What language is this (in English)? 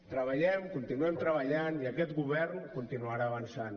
Catalan